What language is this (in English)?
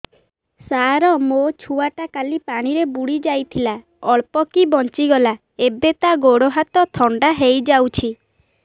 Odia